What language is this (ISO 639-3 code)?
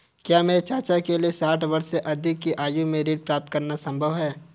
hin